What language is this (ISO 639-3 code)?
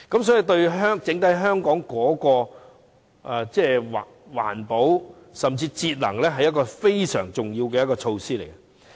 yue